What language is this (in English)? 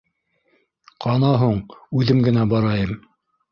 Bashkir